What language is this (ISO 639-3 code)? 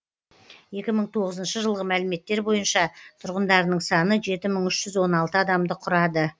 kaz